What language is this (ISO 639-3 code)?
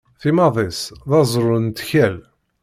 kab